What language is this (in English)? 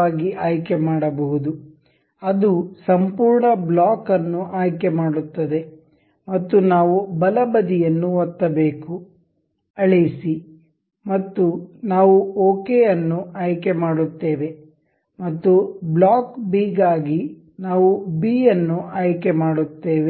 Kannada